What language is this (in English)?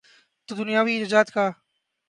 Urdu